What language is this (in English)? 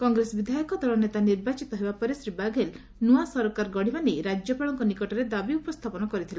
Odia